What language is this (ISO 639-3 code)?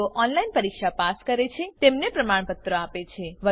guj